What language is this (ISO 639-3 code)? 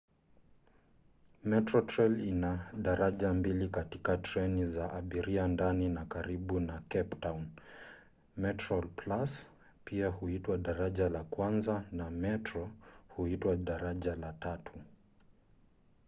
swa